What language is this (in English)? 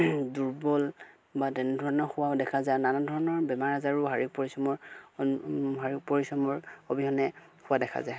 Assamese